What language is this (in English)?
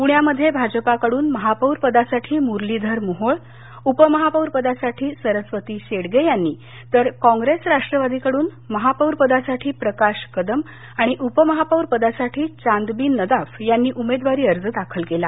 Marathi